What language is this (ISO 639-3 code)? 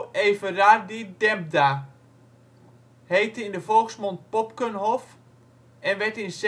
nld